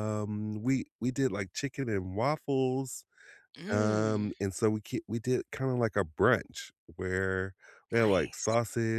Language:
English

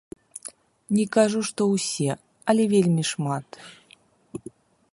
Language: Belarusian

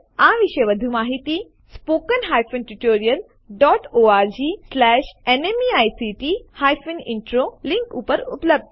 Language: Gujarati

